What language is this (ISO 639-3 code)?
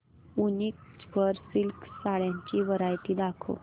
mar